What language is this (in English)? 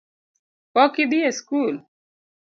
Luo (Kenya and Tanzania)